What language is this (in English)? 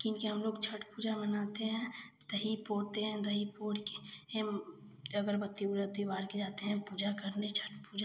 Hindi